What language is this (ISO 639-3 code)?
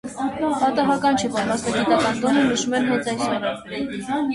hye